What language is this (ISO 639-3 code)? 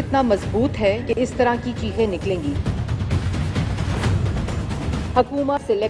hin